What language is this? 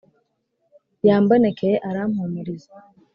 Kinyarwanda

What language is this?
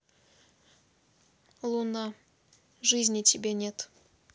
Russian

